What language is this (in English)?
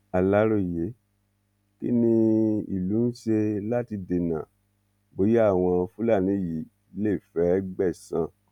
Yoruba